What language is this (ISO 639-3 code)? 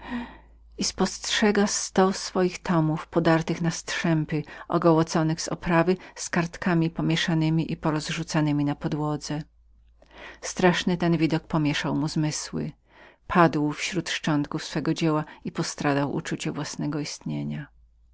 pol